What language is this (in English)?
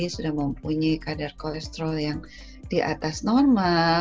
Indonesian